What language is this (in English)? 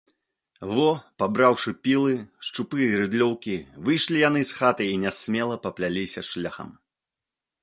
Belarusian